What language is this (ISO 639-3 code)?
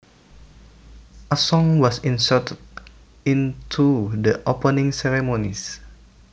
jav